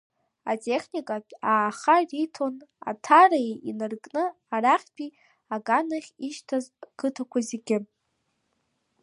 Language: Abkhazian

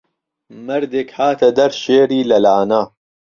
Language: Central Kurdish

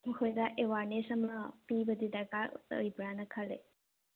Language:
Manipuri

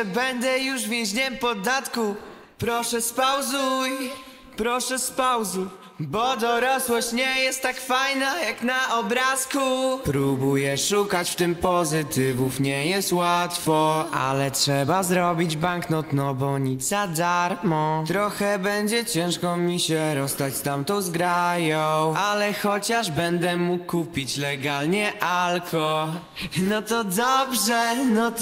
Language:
Polish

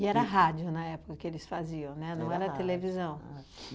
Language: Portuguese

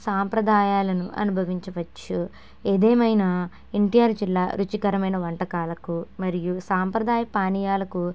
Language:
Telugu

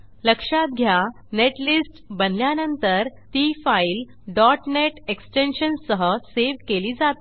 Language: Marathi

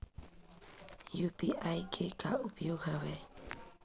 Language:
Chhattisgarhi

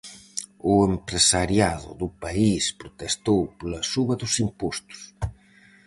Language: Galician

